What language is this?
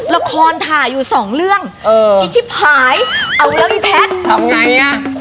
Thai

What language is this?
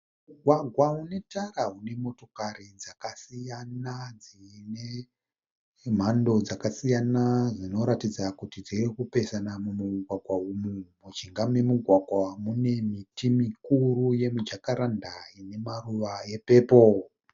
Shona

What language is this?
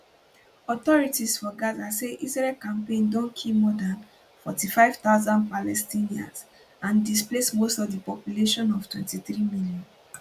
Nigerian Pidgin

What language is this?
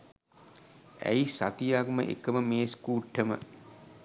Sinhala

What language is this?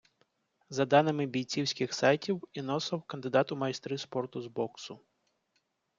Ukrainian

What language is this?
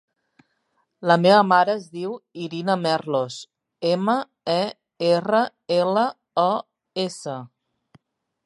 Catalan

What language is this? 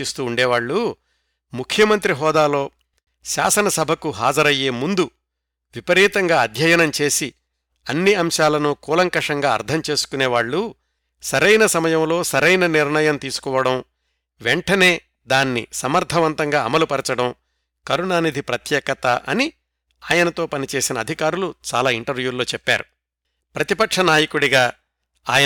Telugu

